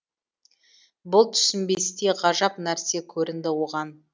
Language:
Kazakh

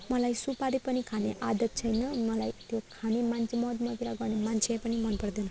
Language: Nepali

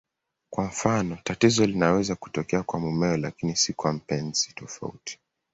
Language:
Swahili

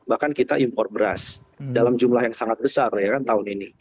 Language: Indonesian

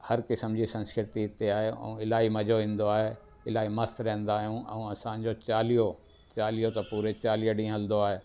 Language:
Sindhi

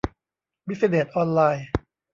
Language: Thai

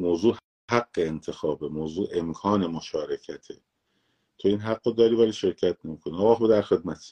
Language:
Persian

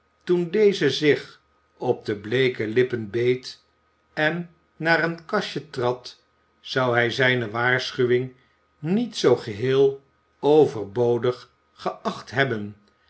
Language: Dutch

